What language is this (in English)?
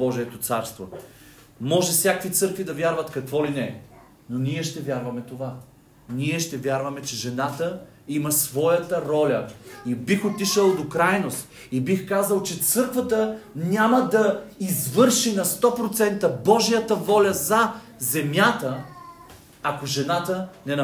Bulgarian